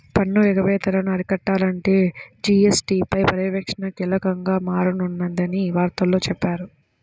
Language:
Telugu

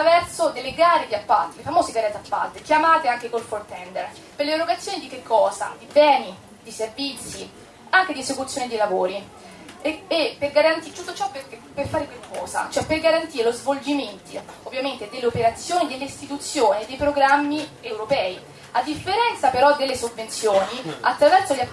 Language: Italian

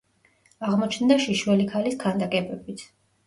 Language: Georgian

